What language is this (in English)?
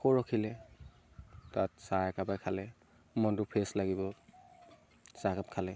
Assamese